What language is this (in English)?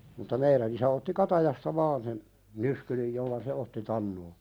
Finnish